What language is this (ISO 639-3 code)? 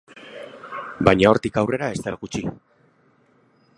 eus